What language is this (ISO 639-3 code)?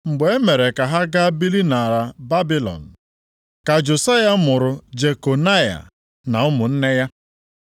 ibo